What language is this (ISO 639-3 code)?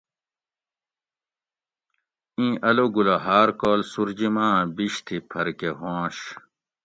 gwc